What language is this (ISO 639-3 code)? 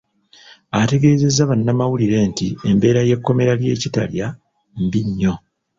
lug